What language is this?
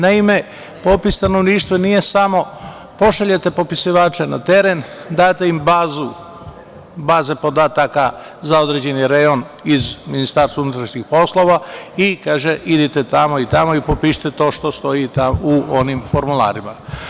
Serbian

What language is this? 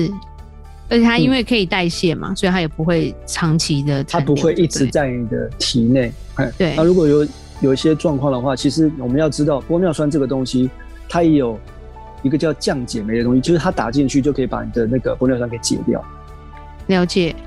Chinese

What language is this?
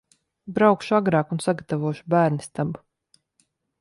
Latvian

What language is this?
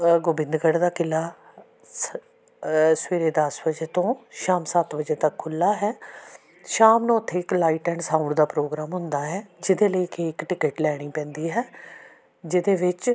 Punjabi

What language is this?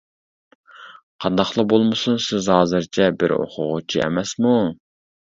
Uyghur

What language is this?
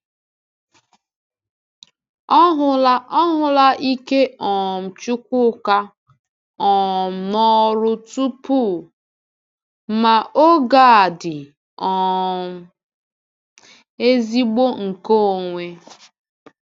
Igbo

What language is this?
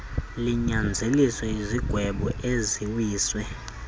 Xhosa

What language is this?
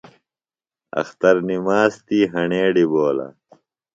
Phalura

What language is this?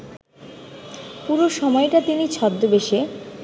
Bangla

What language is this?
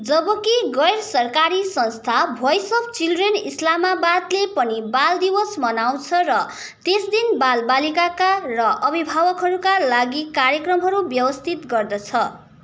Nepali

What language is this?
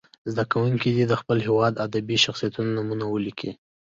Pashto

